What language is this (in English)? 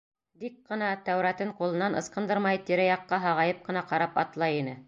Bashkir